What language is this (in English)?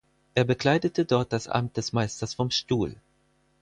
German